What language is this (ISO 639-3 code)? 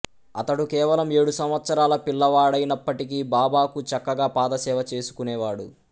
tel